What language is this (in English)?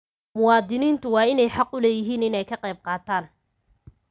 Somali